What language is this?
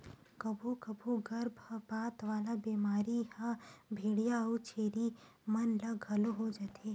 Chhattisgarhi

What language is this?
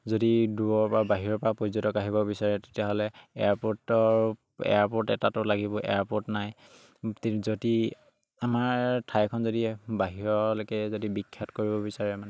Assamese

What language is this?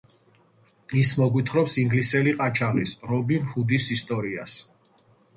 Georgian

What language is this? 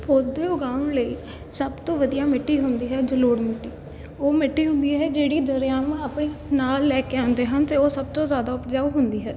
Punjabi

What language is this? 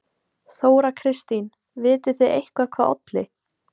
Icelandic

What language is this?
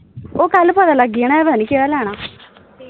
Dogri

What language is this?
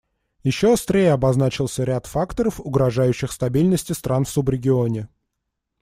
Russian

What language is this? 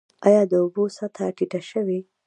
Pashto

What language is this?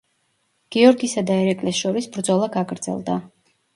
Georgian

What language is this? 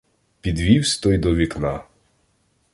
Ukrainian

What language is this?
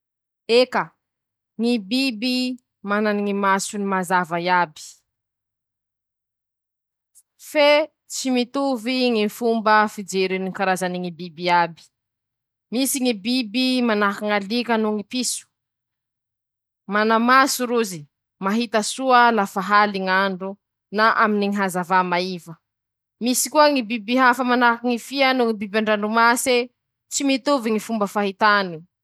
Masikoro Malagasy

